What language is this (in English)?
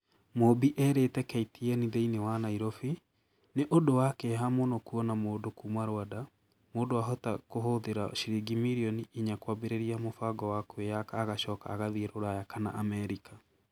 Kikuyu